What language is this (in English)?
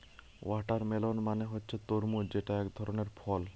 Bangla